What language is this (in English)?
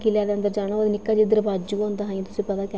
Dogri